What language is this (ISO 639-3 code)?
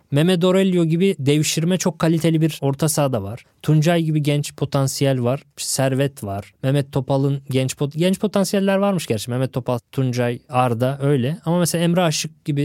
tur